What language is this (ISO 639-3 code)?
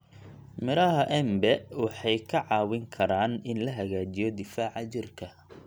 som